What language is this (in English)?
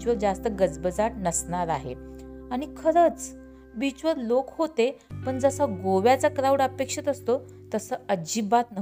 Marathi